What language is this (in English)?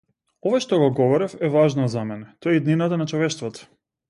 Macedonian